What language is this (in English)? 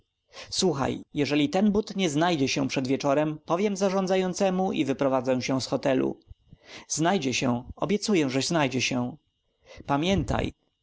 Polish